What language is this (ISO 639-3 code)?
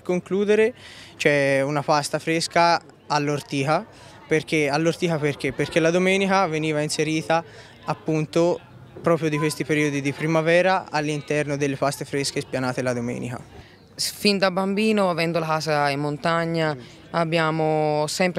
ita